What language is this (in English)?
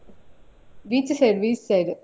Kannada